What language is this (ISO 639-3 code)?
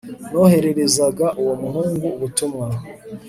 kin